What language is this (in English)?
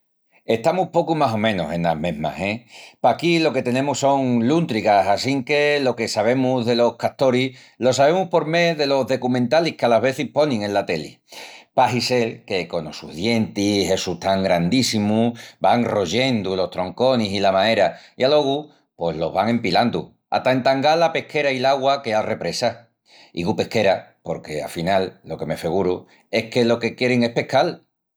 Extremaduran